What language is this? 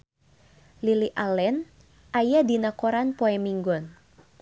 Sundanese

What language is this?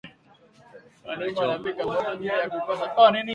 Swahili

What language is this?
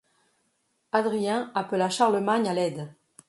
French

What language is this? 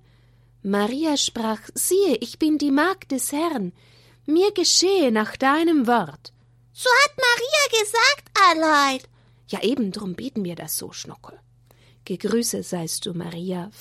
German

